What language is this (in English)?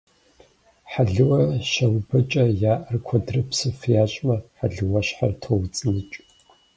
Kabardian